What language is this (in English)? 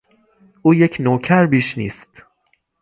Persian